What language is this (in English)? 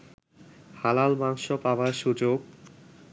Bangla